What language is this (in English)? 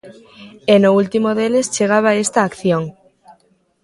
Galician